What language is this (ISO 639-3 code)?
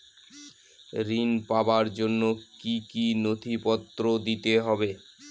ben